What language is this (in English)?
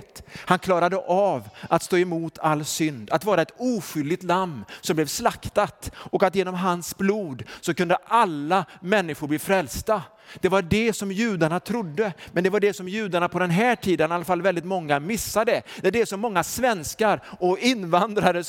Swedish